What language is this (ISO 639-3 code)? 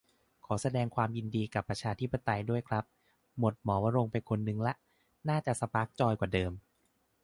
tha